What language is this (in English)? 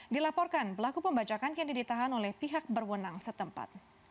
Indonesian